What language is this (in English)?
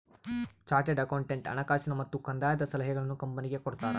Kannada